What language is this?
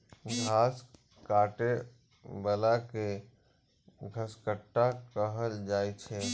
Maithili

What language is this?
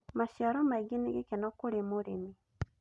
Kikuyu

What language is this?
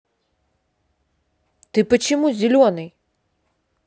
Russian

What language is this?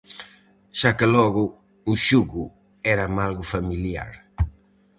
Galician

